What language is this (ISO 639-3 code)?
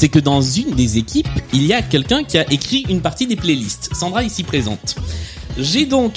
fra